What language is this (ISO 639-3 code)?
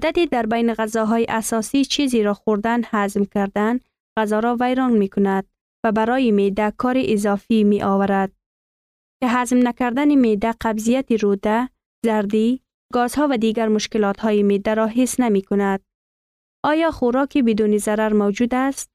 fas